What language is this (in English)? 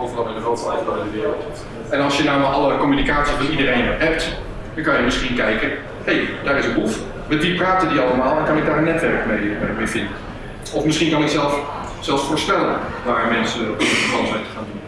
Dutch